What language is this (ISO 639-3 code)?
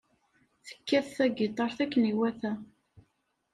kab